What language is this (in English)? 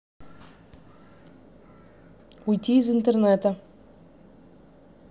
Russian